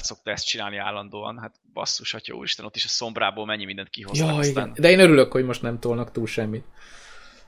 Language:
Hungarian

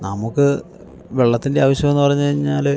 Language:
Malayalam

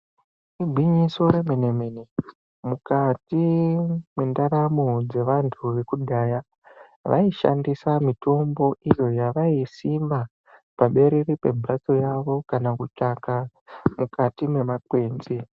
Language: Ndau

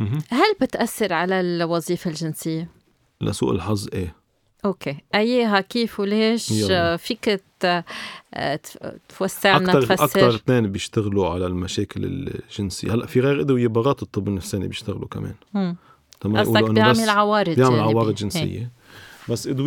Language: Arabic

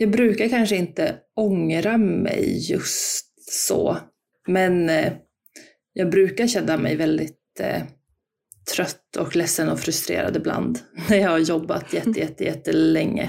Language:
Swedish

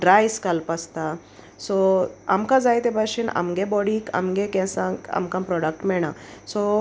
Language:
Konkani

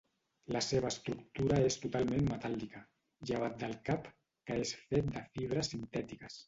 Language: Catalan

